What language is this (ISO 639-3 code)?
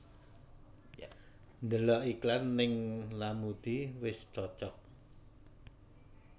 jav